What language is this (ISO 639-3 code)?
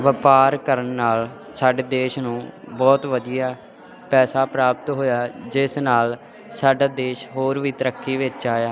pan